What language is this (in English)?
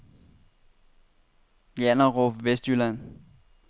Danish